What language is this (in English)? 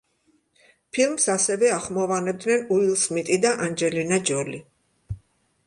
Georgian